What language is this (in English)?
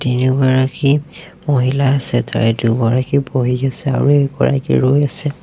Assamese